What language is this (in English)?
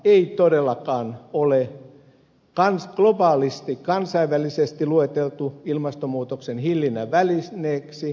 Finnish